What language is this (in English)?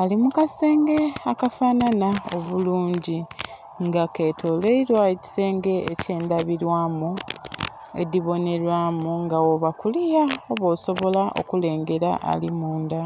Soga